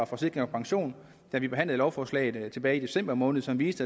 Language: Danish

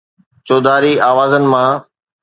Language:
Sindhi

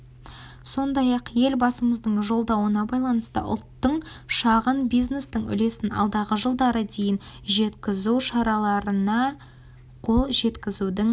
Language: Kazakh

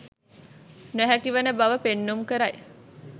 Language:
Sinhala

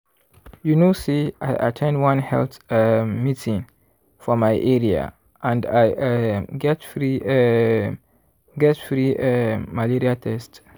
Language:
Nigerian Pidgin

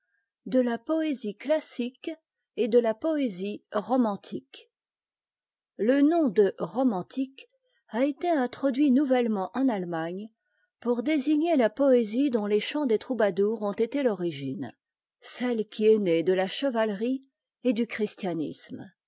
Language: French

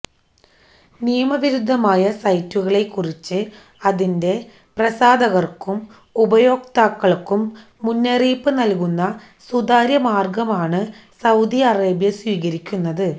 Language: Malayalam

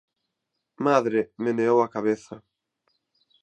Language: Galician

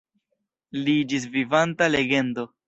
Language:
Esperanto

